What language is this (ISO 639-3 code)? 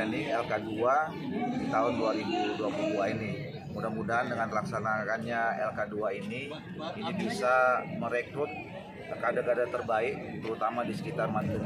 ind